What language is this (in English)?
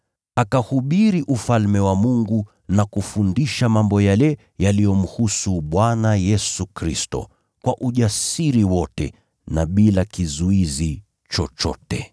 Swahili